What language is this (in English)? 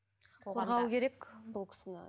Kazakh